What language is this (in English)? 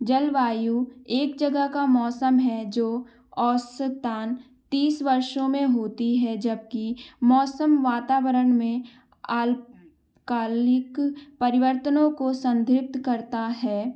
Hindi